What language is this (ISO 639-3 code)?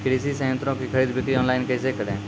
mai